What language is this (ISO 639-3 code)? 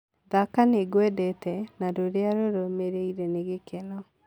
kik